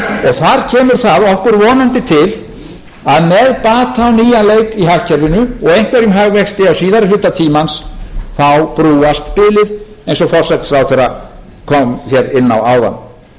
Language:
Icelandic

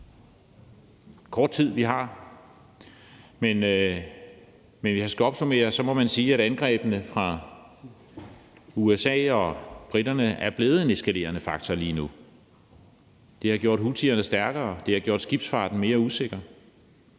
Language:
Danish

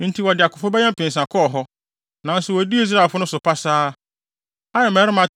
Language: Akan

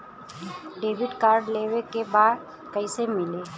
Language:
Bhojpuri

